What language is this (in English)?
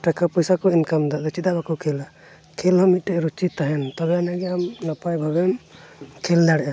Santali